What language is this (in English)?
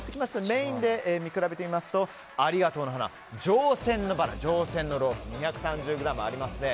Japanese